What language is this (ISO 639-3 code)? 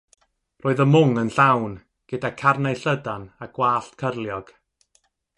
cym